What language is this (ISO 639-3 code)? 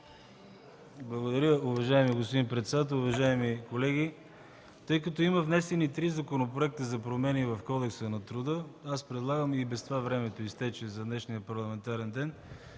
bul